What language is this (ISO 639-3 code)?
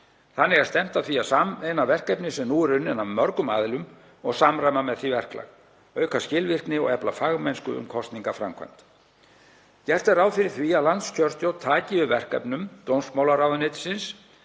isl